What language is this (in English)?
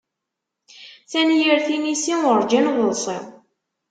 Kabyle